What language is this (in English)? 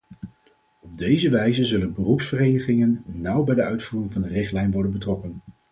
Dutch